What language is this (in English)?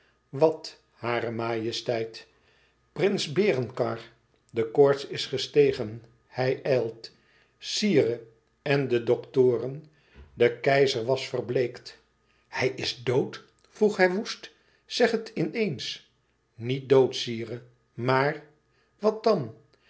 Dutch